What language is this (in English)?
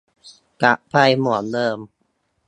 Thai